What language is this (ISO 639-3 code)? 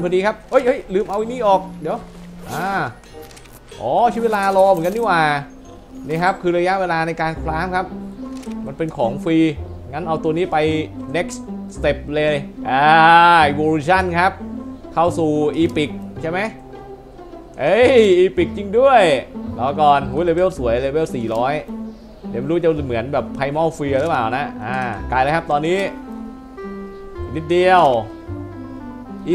tha